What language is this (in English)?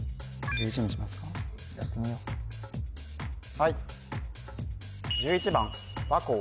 Japanese